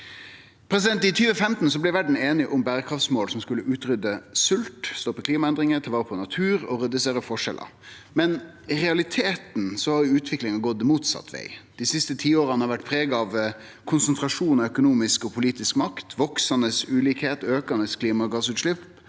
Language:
Norwegian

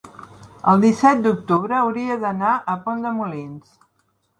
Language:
Catalan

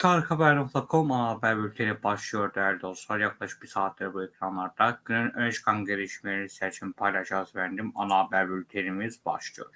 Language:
Turkish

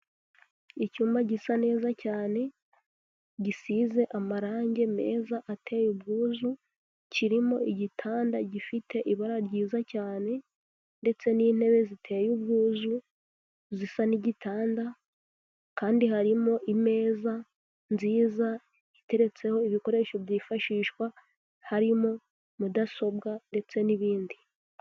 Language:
Kinyarwanda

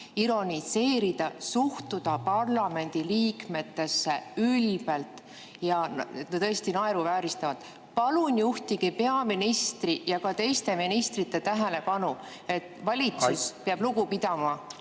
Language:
Estonian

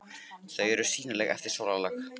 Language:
Icelandic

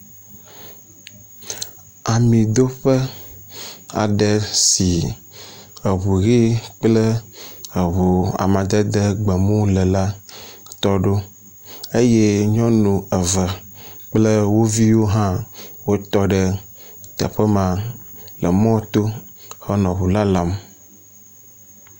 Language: Ewe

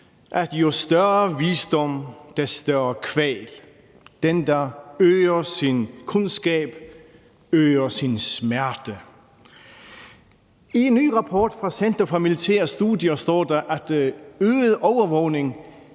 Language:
Danish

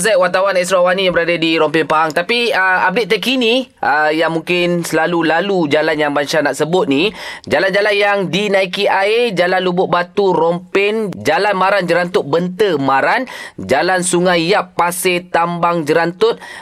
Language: Malay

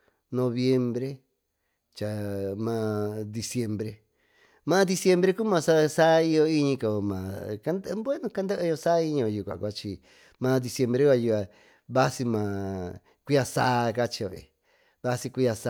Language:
Tututepec Mixtec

